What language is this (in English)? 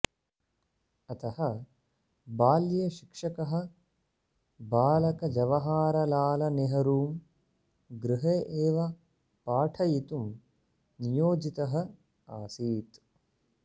Sanskrit